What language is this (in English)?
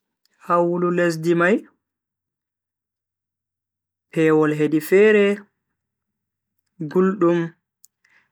Bagirmi Fulfulde